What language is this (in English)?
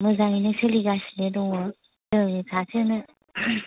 Bodo